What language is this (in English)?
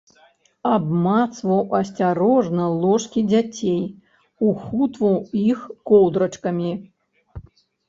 Belarusian